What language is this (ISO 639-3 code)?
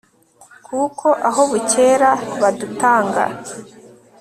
kin